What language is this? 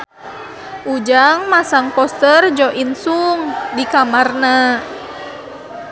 Sundanese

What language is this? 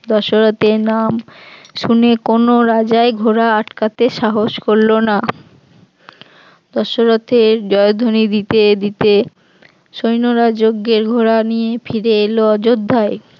Bangla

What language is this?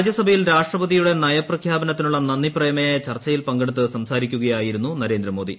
Malayalam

